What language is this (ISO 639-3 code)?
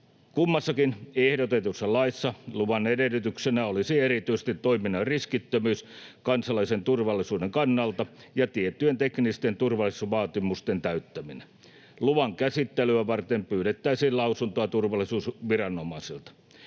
fin